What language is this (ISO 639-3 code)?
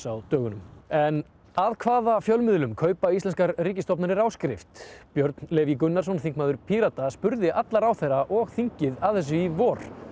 isl